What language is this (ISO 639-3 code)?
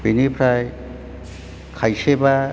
brx